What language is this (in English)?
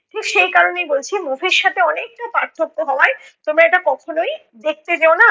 Bangla